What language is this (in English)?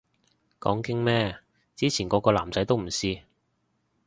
Cantonese